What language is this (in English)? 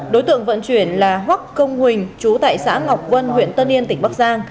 Vietnamese